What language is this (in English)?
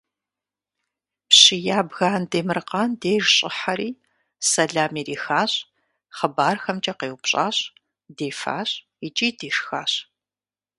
Kabardian